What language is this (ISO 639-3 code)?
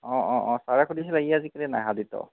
asm